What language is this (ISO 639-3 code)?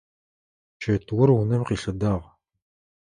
ady